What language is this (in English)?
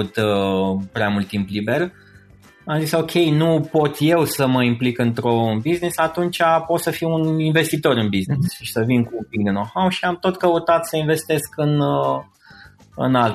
Romanian